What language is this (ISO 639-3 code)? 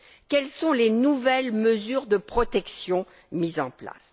fra